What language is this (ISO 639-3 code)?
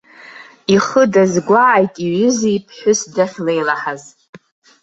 abk